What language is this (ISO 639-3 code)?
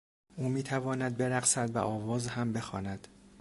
fas